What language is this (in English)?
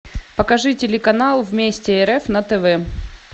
Russian